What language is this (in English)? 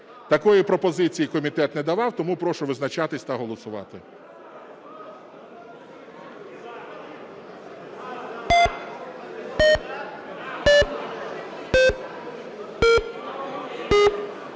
Ukrainian